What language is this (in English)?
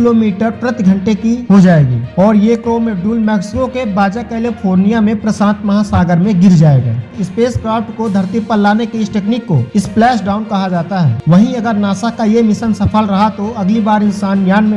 Hindi